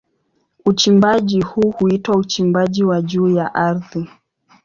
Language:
Swahili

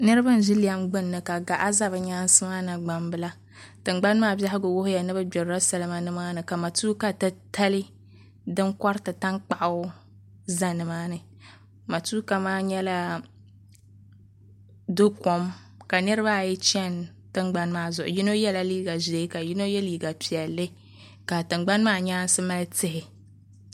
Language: Dagbani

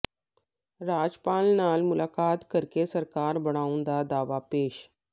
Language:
Punjabi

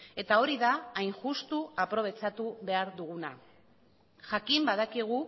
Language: Basque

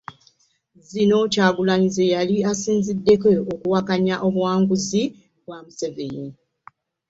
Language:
Ganda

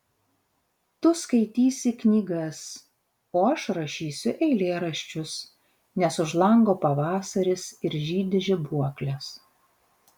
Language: Lithuanian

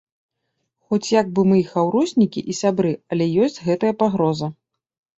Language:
Belarusian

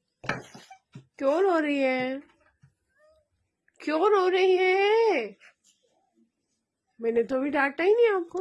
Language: Hindi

